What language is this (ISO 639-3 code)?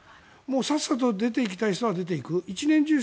jpn